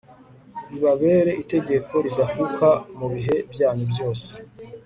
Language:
Kinyarwanda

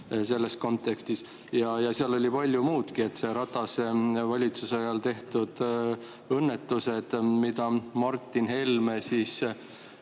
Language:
Estonian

